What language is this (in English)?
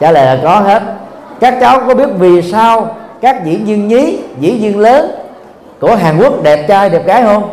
Vietnamese